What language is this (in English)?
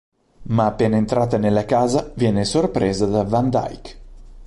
Italian